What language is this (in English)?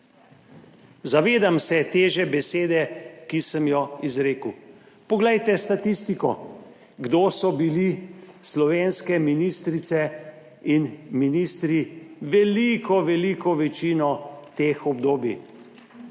Slovenian